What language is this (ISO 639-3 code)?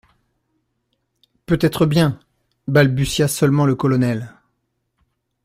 fra